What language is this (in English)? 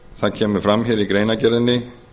Icelandic